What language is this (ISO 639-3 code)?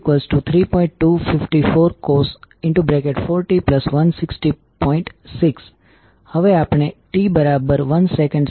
guj